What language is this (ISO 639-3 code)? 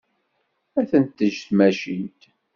kab